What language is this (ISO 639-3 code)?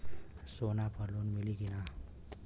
bho